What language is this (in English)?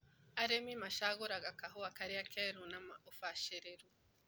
Kikuyu